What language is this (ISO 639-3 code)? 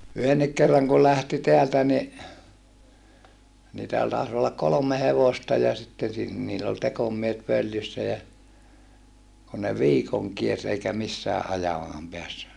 fin